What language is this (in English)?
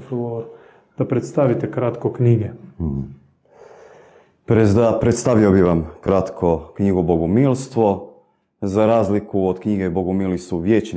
Croatian